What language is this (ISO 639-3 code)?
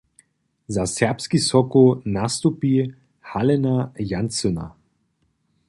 hsb